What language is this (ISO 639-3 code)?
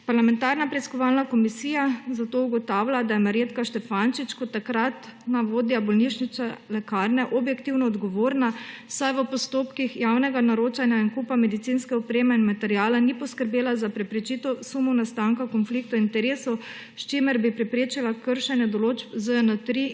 slv